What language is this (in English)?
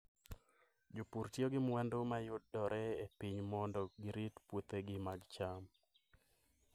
Luo (Kenya and Tanzania)